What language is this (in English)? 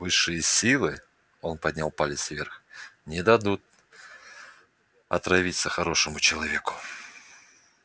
Russian